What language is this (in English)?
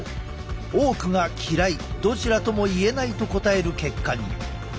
Japanese